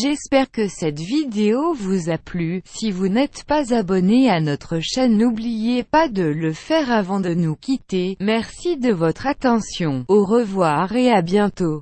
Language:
French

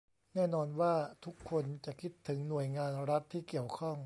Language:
Thai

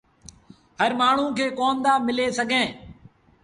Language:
Sindhi Bhil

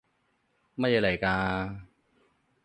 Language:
Cantonese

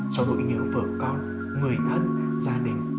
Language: Vietnamese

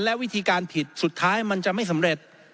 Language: Thai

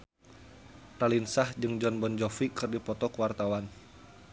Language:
Sundanese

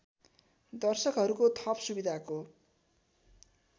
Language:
Nepali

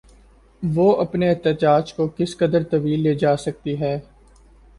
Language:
Urdu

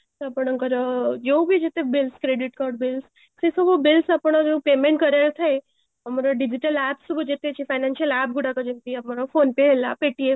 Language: Odia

